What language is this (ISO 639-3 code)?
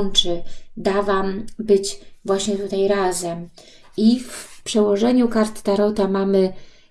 pol